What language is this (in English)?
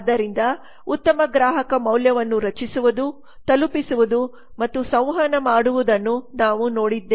Kannada